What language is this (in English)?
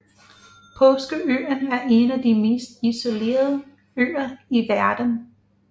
Danish